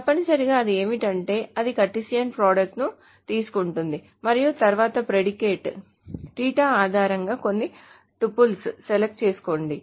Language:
Telugu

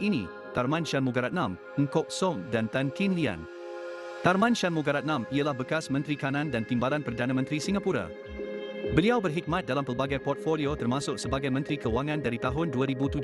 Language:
Malay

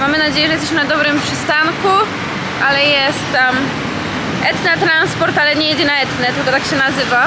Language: Polish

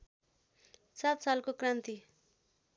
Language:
Nepali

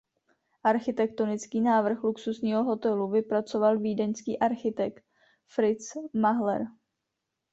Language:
Czech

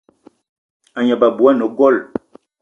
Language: Eton (Cameroon)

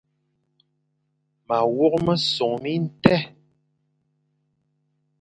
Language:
Fang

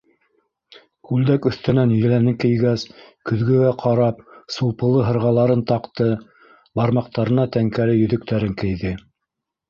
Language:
Bashkir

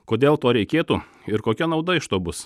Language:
Lithuanian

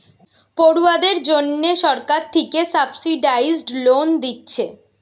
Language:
Bangla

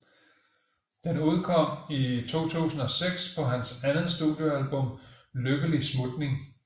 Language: Danish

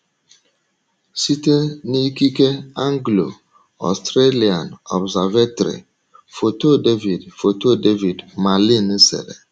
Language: Igbo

